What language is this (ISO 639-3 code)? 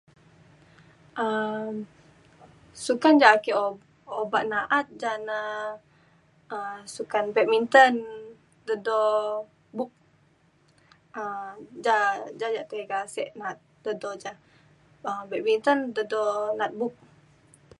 xkl